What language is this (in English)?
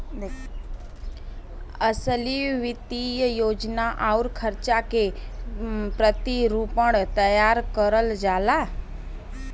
Bhojpuri